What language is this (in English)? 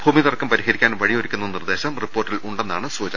Malayalam